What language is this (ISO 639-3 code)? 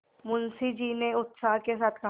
hin